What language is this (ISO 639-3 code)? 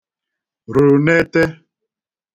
ibo